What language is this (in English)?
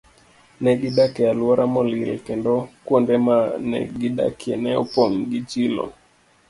Luo (Kenya and Tanzania)